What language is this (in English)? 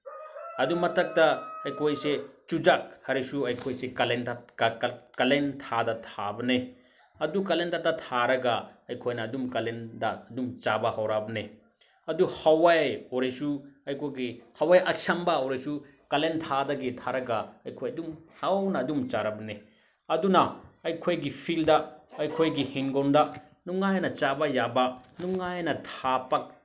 Manipuri